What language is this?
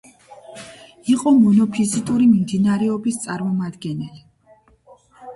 Georgian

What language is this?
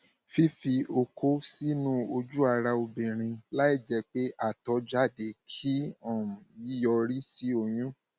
Yoruba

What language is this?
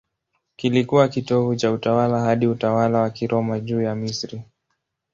Swahili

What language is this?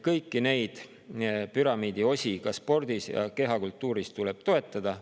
Estonian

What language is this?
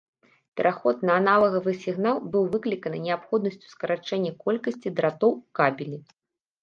Belarusian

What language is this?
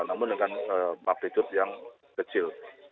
Indonesian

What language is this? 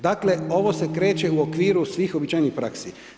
Croatian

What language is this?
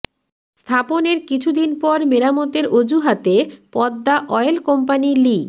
Bangla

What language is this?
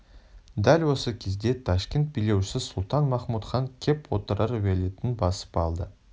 Kazakh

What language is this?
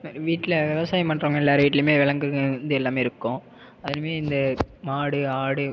Tamil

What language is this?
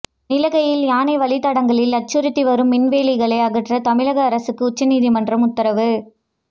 Tamil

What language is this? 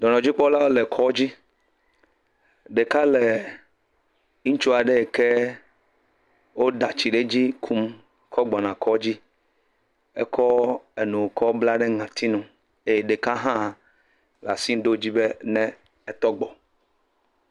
Ewe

